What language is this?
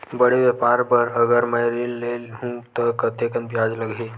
Chhattisgarhi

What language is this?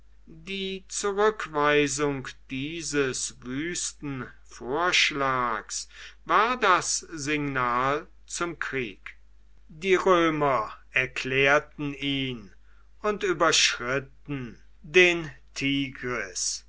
German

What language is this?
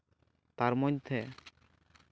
Santali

